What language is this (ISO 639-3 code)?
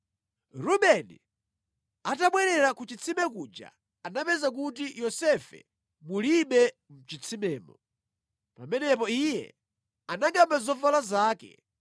nya